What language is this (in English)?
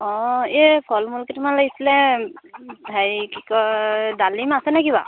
Assamese